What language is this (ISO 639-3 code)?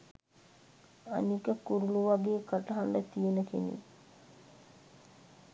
sin